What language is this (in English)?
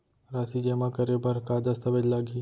Chhattisgarhi